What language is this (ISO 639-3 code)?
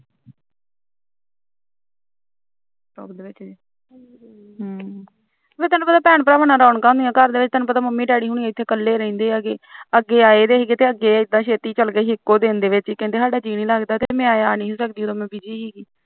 pan